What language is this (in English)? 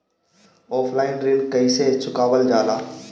Bhojpuri